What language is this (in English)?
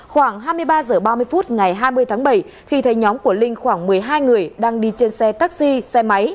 Vietnamese